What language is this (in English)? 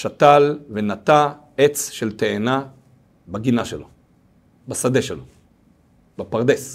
Hebrew